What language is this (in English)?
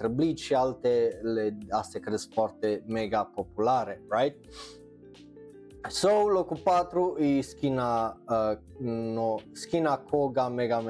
Romanian